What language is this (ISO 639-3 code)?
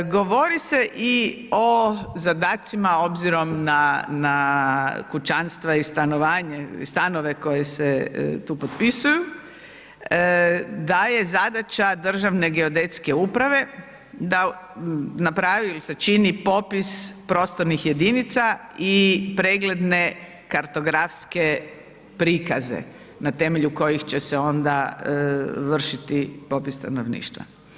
hrv